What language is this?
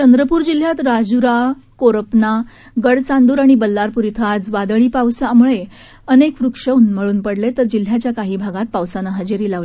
Marathi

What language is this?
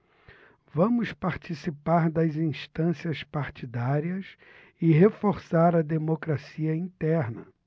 Portuguese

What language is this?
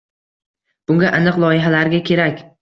Uzbek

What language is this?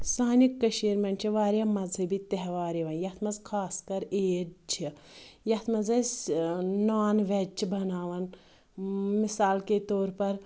Kashmiri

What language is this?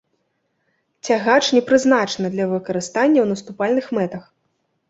Belarusian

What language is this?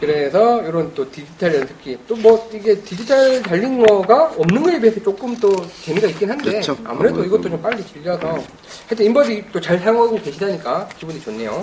Korean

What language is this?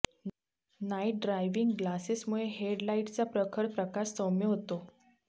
Marathi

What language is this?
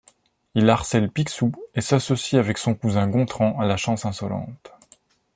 French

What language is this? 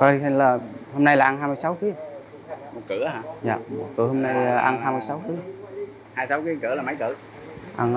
Vietnamese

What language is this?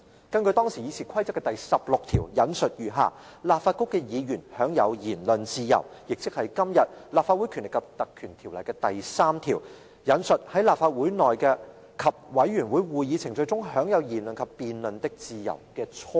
Cantonese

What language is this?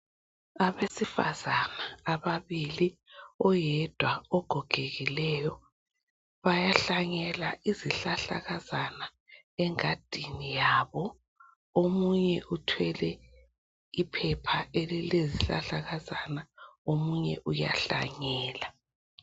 North Ndebele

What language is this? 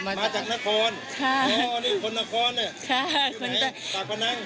Thai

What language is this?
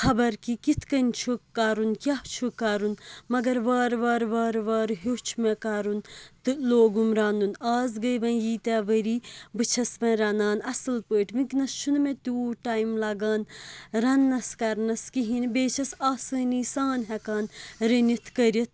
Kashmiri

